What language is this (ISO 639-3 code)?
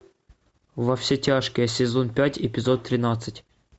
rus